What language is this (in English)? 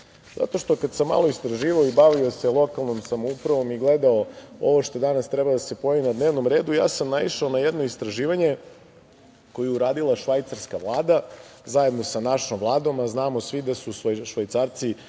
Serbian